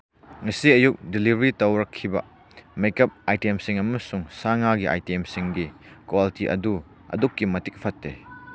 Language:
Manipuri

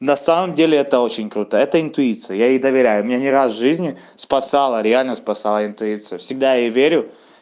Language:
Russian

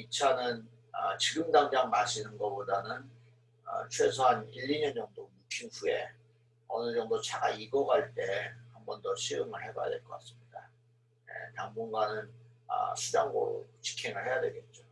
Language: Korean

